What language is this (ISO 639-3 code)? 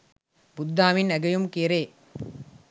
sin